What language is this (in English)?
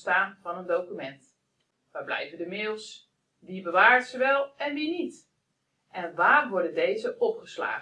Dutch